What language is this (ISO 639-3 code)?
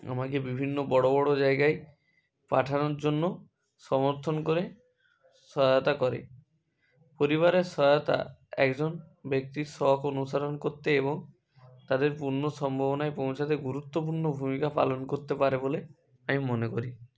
ben